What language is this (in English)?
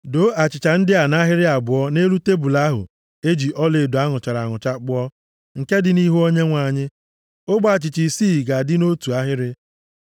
Igbo